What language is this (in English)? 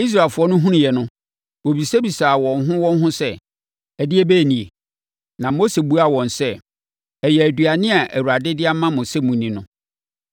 Akan